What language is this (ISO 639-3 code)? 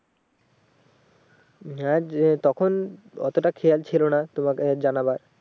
ben